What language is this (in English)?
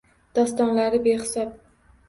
Uzbek